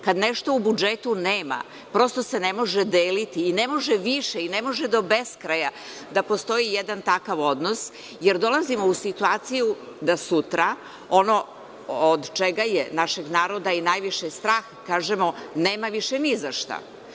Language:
Serbian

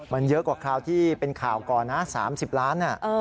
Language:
Thai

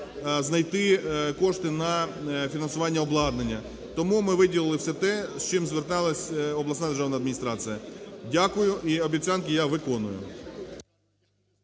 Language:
Ukrainian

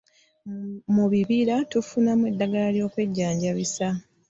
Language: Ganda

